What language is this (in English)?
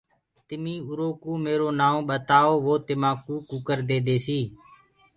Gurgula